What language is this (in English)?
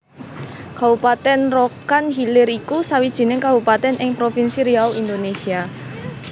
Javanese